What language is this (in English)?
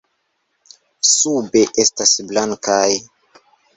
Esperanto